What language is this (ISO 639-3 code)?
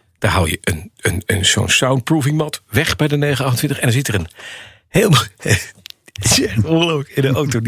nld